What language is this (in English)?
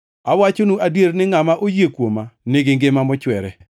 Luo (Kenya and Tanzania)